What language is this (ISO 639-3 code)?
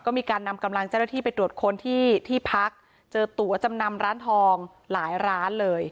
tha